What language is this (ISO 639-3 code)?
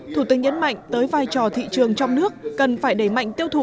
vie